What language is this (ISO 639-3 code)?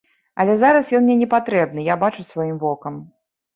bel